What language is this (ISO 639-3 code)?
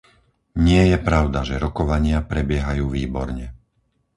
slk